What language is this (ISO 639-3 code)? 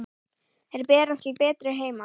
isl